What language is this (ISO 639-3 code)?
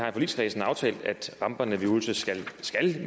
dan